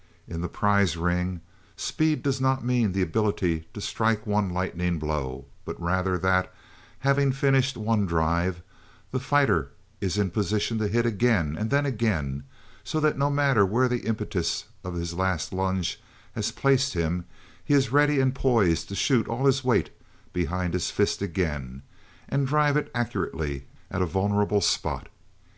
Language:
English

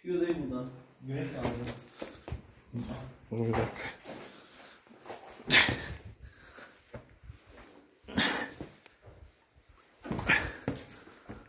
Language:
Turkish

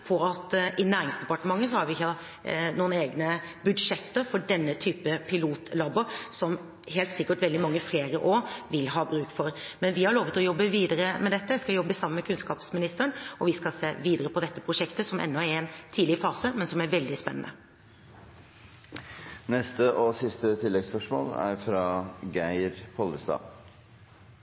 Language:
Norwegian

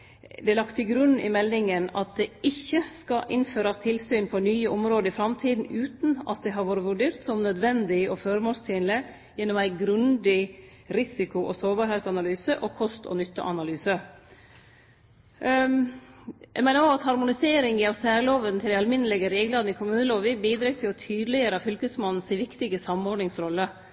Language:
Norwegian Nynorsk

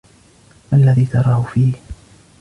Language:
Arabic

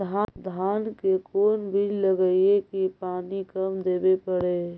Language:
Magahi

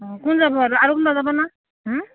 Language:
Assamese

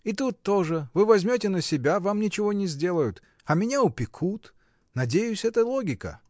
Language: Russian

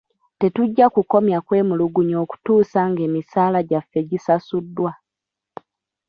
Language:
Ganda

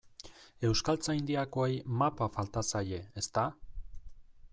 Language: Basque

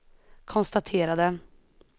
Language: Swedish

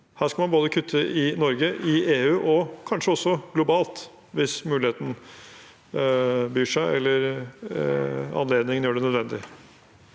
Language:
Norwegian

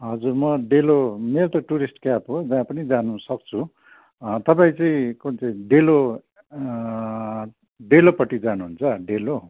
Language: Nepali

